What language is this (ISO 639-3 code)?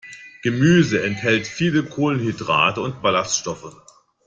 deu